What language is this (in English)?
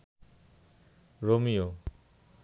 Bangla